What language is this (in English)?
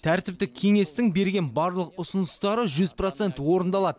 Kazakh